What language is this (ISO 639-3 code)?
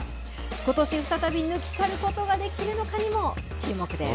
jpn